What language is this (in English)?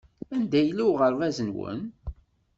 Kabyle